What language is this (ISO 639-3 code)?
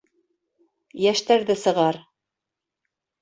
bak